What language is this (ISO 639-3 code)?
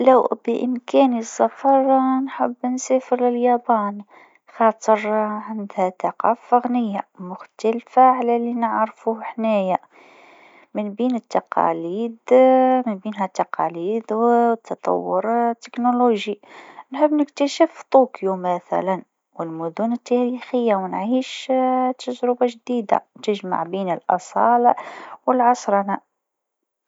aeb